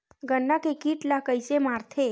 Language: Chhattisgarhi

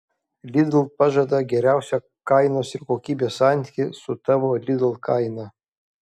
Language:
Lithuanian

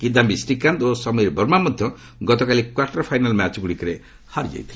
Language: Odia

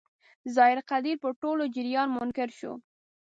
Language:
Pashto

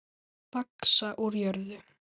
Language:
Icelandic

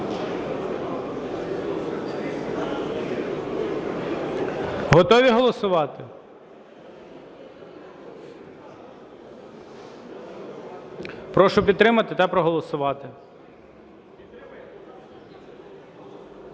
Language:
Ukrainian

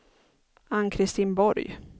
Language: Swedish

